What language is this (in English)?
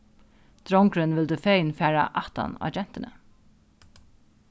Faroese